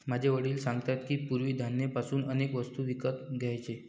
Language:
Marathi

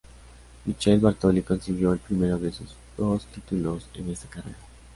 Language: Spanish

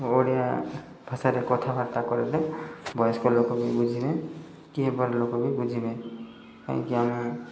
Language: Odia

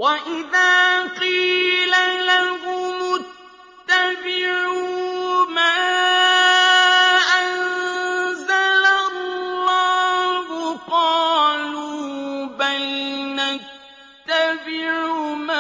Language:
Arabic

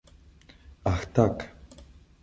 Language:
Czech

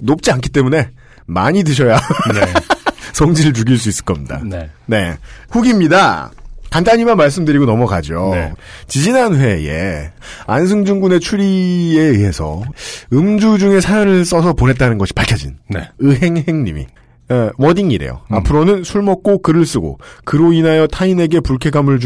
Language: Korean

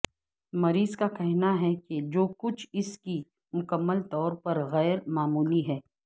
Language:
Urdu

